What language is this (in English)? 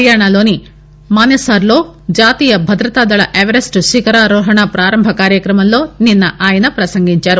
Telugu